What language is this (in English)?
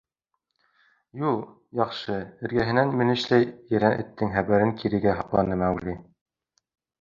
Bashkir